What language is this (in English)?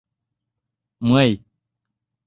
Mari